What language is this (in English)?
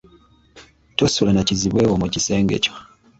Ganda